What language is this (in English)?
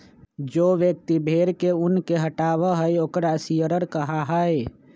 Magahi